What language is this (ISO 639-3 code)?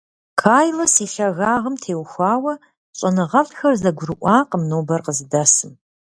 kbd